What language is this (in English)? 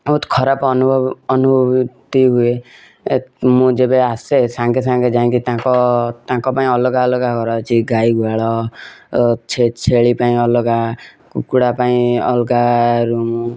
Odia